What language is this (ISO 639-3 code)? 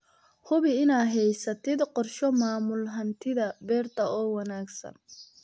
som